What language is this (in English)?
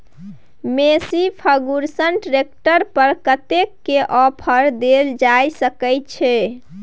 Maithili